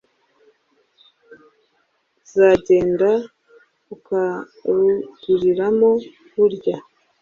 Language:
Kinyarwanda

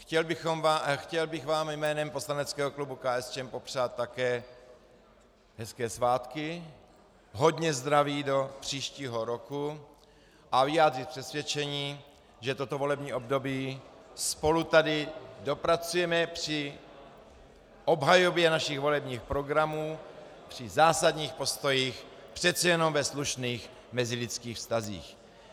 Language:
Czech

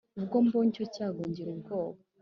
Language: Kinyarwanda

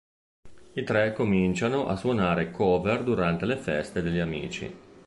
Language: Italian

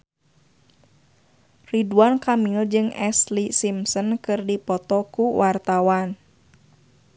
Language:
Sundanese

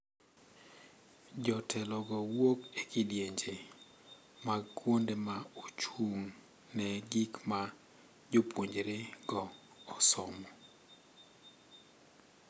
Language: Luo (Kenya and Tanzania)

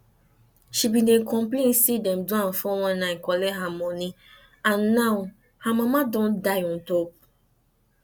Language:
Nigerian Pidgin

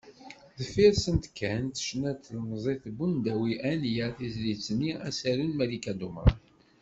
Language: Kabyle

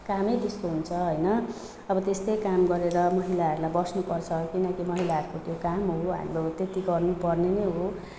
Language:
Nepali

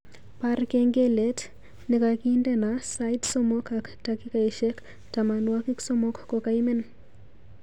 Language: Kalenjin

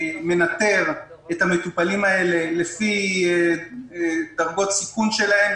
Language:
Hebrew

